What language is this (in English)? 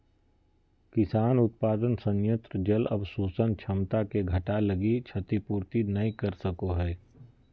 Magahi